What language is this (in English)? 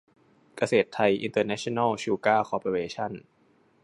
Thai